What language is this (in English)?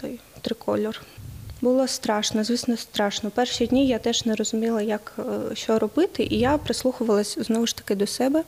Ukrainian